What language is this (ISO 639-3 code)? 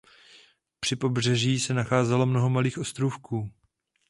ces